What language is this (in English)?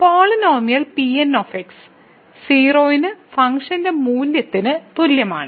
Malayalam